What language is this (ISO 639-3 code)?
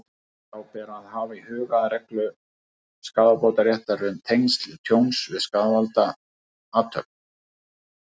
isl